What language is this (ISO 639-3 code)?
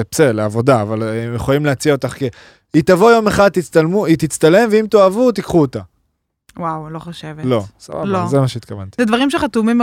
heb